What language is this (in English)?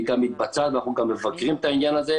Hebrew